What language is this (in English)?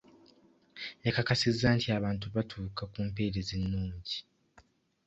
Ganda